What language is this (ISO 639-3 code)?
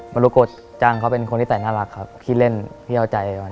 tha